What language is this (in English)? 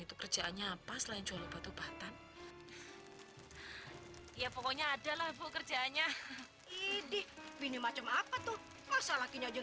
Indonesian